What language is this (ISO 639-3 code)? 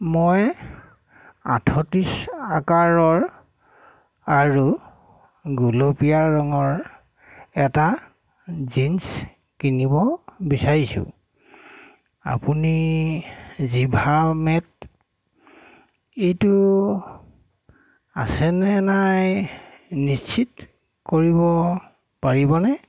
asm